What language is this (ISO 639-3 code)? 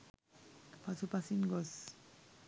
sin